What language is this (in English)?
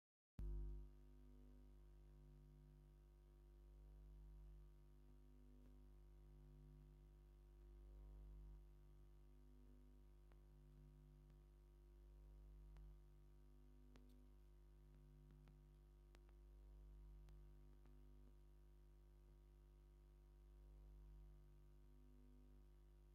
Tigrinya